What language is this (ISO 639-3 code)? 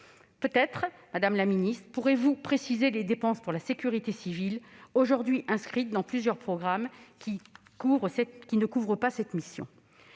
fra